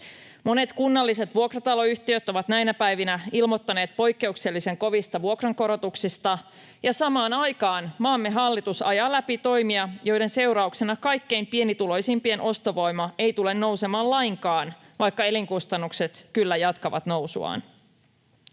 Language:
Finnish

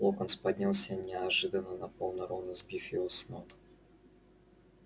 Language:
Russian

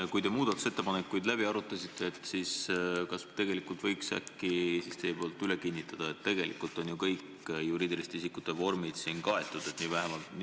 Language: Estonian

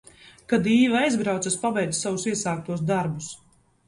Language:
Latvian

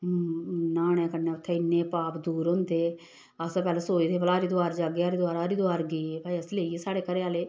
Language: Dogri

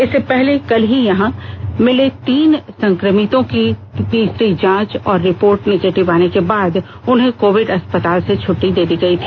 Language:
Hindi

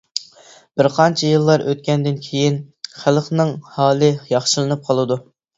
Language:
Uyghur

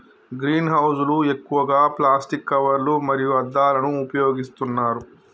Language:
Telugu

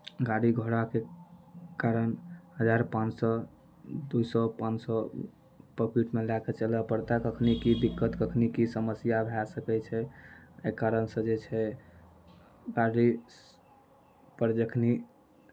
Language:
Maithili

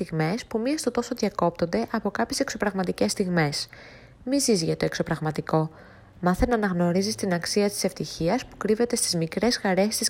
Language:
Greek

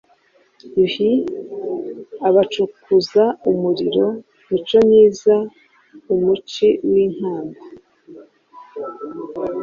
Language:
Kinyarwanda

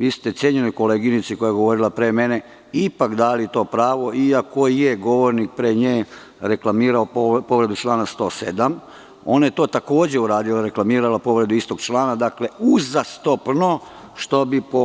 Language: Serbian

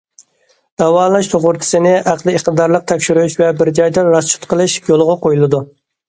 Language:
Uyghur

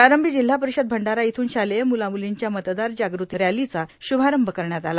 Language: Marathi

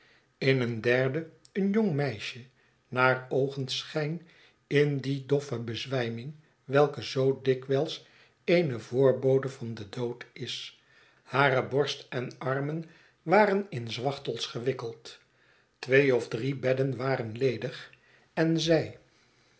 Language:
Dutch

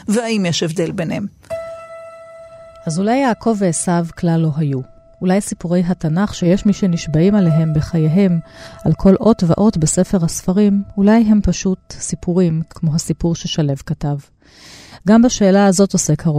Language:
Hebrew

